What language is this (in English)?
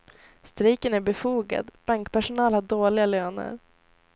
Swedish